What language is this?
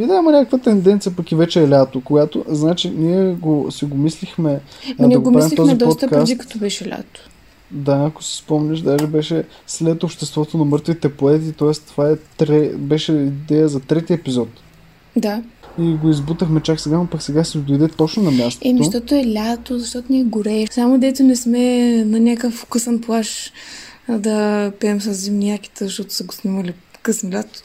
Bulgarian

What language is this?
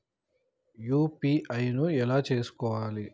Telugu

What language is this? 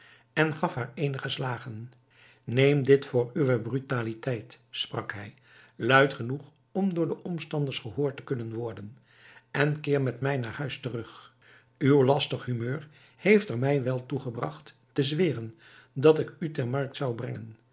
Dutch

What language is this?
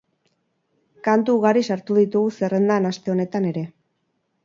Basque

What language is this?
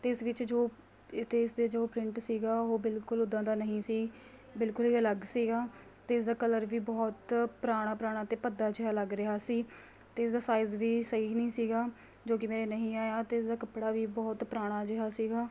Punjabi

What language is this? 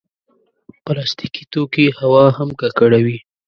Pashto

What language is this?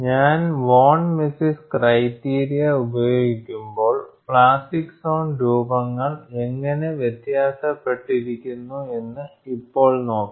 Malayalam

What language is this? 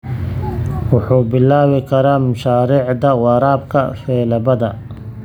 Somali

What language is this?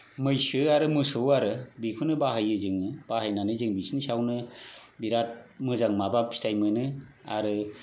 Bodo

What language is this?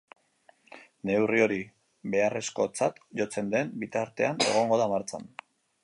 Basque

